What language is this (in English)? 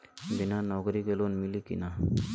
Bhojpuri